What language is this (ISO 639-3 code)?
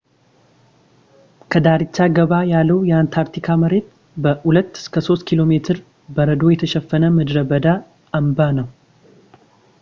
amh